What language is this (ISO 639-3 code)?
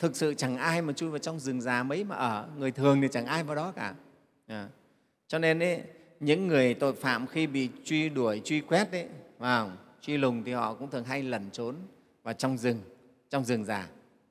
vie